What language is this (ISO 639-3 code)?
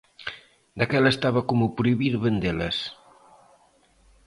glg